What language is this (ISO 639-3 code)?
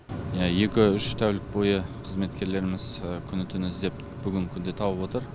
kaz